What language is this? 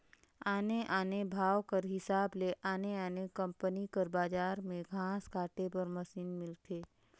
Chhattisgarhi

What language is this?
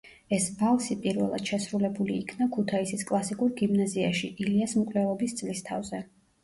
Georgian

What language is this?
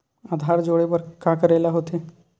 Chhattisgarhi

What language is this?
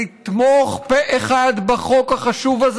Hebrew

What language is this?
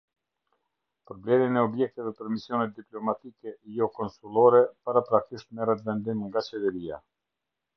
Albanian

